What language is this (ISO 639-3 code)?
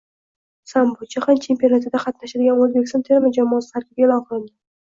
uzb